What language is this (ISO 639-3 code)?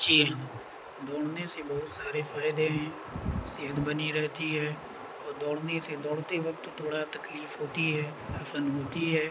urd